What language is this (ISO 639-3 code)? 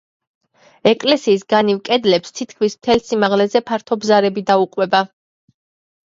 kat